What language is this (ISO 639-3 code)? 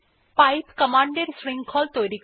ben